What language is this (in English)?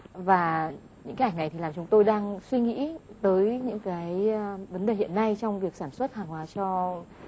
Vietnamese